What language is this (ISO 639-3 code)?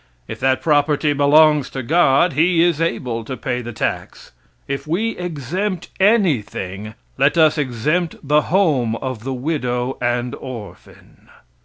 eng